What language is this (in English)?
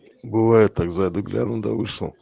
Russian